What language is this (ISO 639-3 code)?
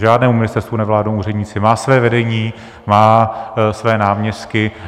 ces